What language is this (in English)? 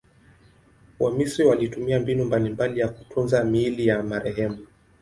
Swahili